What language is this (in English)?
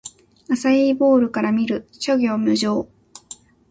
Japanese